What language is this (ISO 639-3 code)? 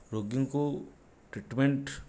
ori